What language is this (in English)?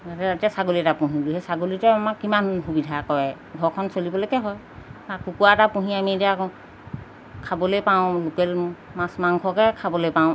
Assamese